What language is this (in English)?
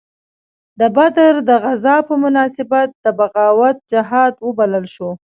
Pashto